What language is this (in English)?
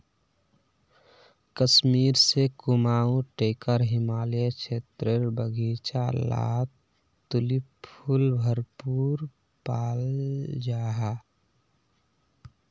Magahi